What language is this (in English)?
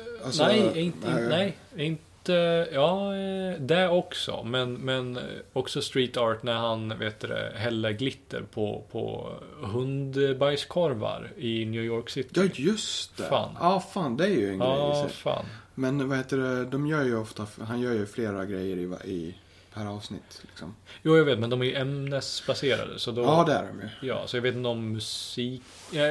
Swedish